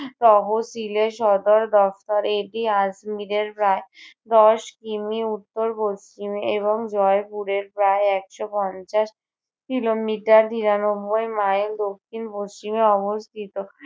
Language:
Bangla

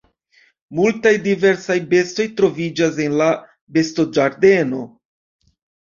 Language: Esperanto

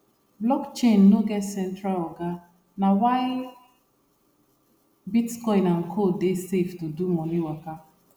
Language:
Nigerian Pidgin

